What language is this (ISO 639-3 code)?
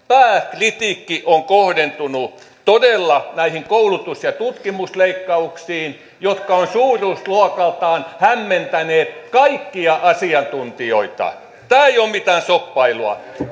fin